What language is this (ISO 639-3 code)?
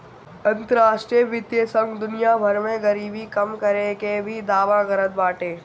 bho